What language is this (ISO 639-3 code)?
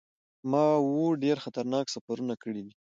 pus